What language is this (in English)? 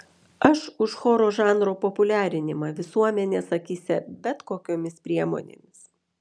Lithuanian